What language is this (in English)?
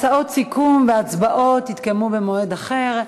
Hebrew